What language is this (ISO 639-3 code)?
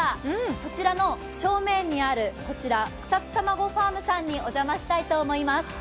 jpn